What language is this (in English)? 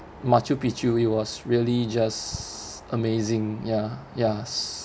English